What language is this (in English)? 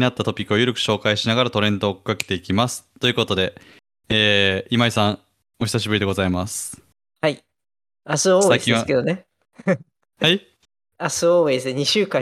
Japanese